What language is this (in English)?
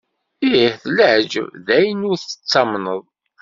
Kabyle